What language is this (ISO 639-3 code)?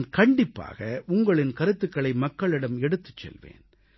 tam